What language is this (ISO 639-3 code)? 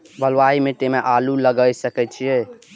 mai